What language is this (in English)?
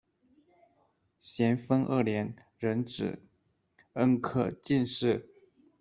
Chinese